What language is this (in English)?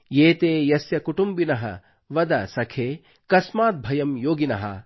Kannada